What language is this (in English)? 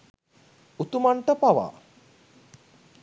Sinhala